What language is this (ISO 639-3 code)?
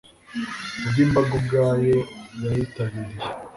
kin